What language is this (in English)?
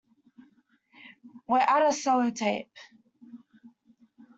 English